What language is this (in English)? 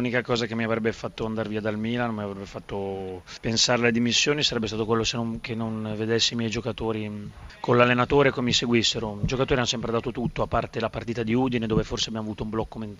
Italian